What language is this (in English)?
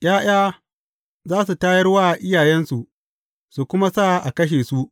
Hausa